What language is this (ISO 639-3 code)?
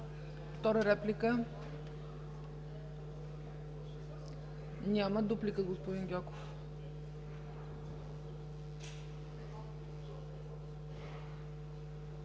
bul